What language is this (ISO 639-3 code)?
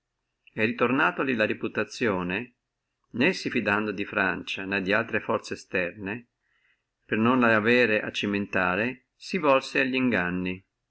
ita